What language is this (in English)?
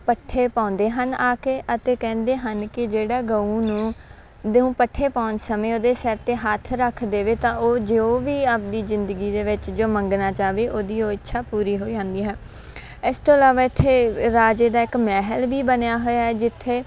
Punjabi